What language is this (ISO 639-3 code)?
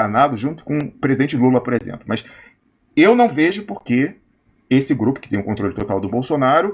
por